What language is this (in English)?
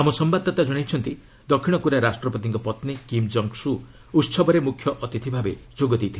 Odia